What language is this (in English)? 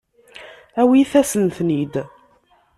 Kabyle